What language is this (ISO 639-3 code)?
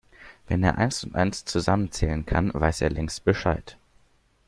deu